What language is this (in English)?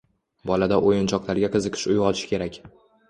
Uzbek